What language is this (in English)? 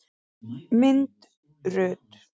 Icelandic